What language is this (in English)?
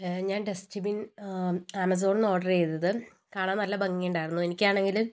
Malayalam